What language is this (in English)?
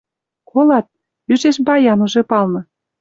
Western Mari